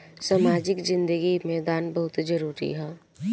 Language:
Bhojpuri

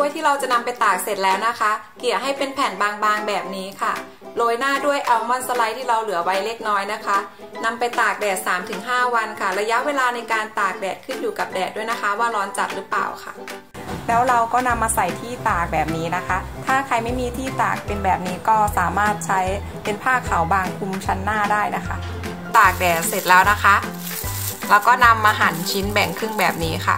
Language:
Thai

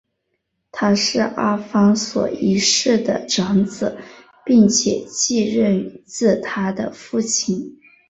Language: Chinese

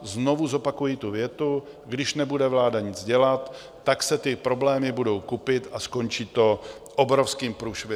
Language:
Czech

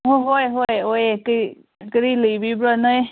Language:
Manipuri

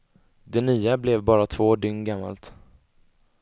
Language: Swedish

